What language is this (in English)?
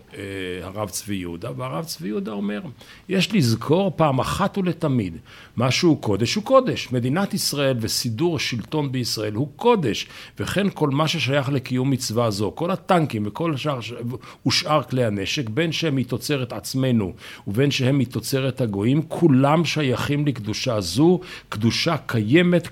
Hebrew